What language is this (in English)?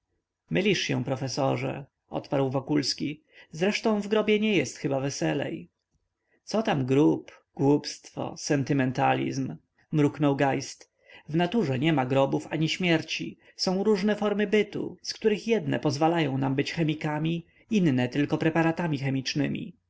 Polish